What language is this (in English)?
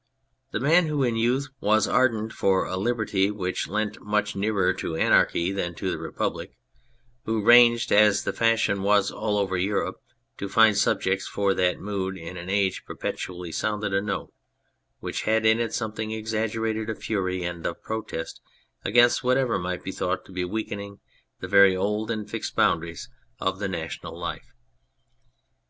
English